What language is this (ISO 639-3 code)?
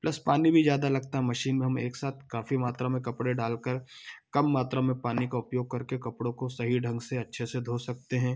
hin